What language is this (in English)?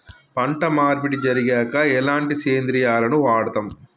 Telugu